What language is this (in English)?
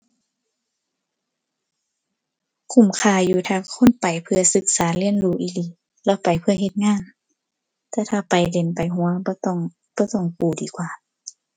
Thai